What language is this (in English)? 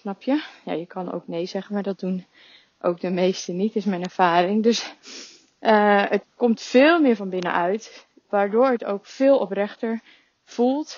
Dutch